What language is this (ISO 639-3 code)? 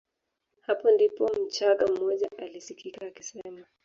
swa